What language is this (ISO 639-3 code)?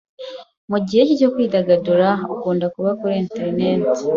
kin